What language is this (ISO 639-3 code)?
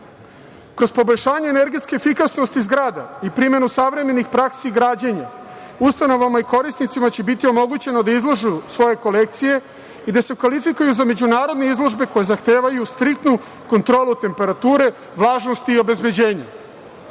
srp